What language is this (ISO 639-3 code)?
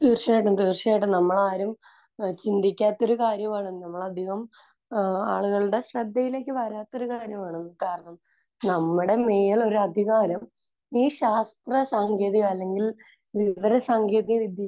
mal